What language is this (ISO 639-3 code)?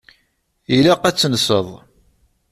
kab